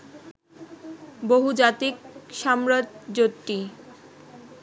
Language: Bangla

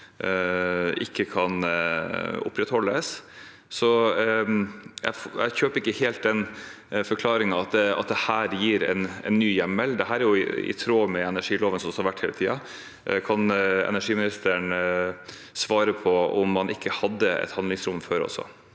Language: Norwegian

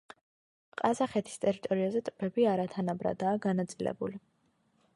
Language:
Georgian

